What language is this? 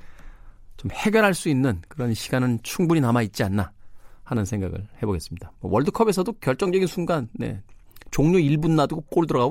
Korean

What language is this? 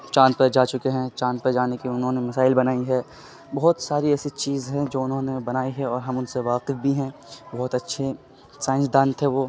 Urdu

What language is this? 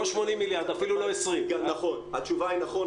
Hebrew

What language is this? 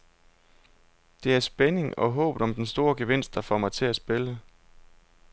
Danish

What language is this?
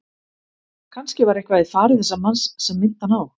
Icelandic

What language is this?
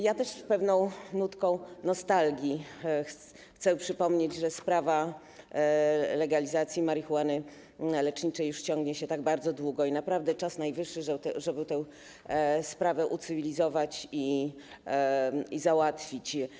Polish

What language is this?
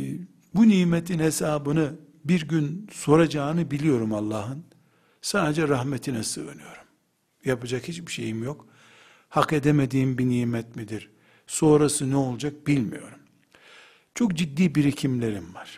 Turkish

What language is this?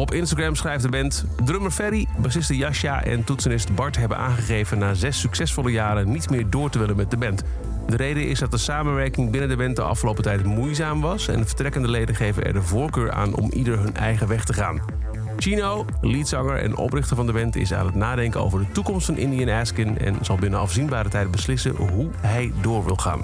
Dutch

